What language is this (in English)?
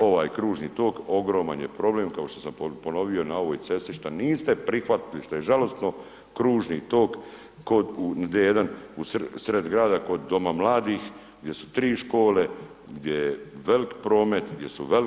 Croatian